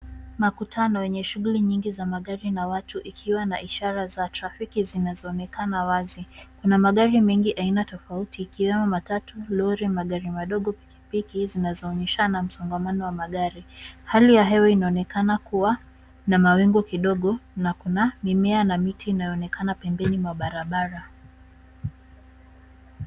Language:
Swahili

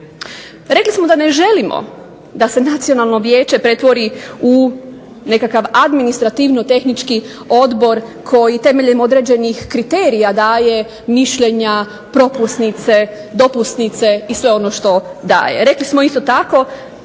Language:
Croatian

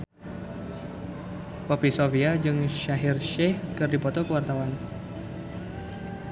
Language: Sundanese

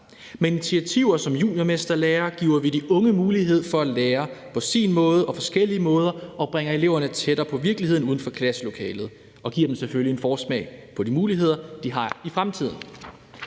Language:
Danish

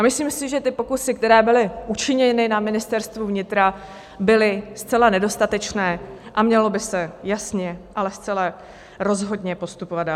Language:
Czech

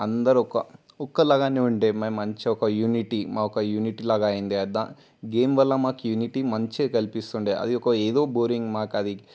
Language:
Telugu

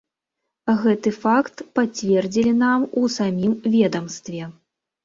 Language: Belarusian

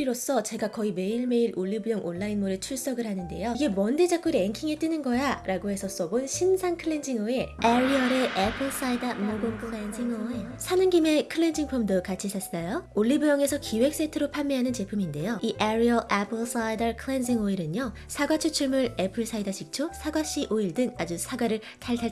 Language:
Korean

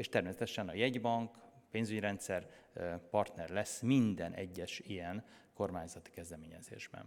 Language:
Hungarian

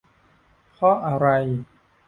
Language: Thai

